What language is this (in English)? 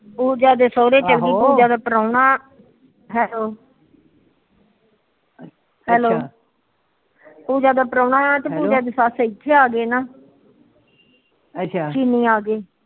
Punjabi